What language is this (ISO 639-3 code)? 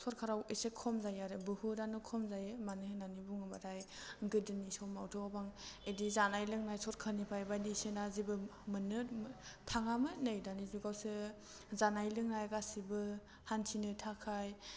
brx